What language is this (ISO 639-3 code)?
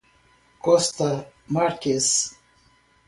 por